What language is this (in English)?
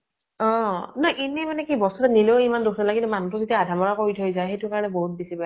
Assamese